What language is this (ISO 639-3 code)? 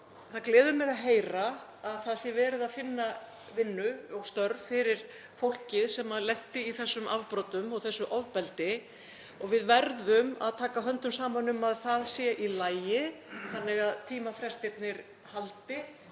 isl